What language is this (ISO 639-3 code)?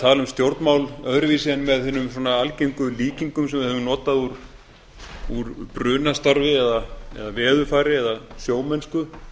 isl